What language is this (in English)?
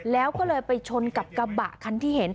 Thai